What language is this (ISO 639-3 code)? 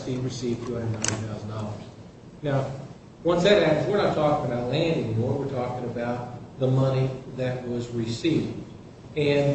eng